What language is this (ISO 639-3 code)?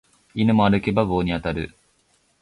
jpn